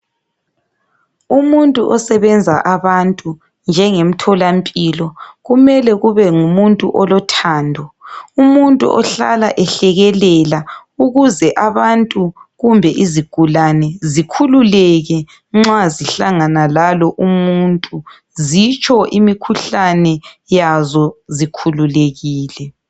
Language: North Ndebele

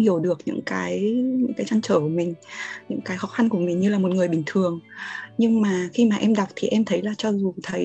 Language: Vietnamese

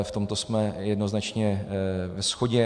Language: Czech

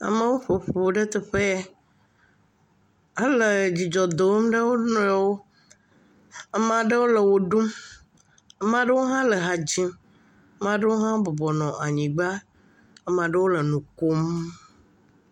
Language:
Ewe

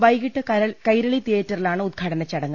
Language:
Malayalam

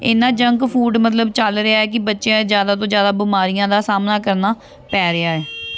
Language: Punjabi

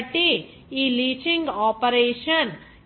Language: Telugu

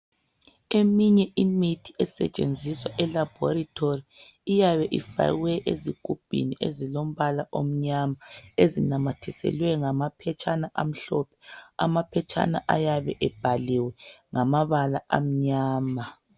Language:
North Ndebele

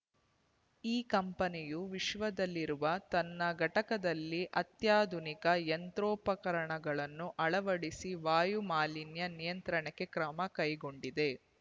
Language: Kannada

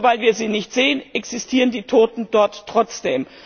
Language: German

